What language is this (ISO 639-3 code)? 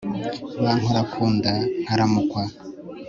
kin